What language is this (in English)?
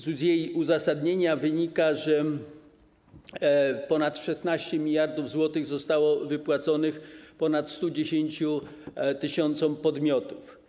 Polish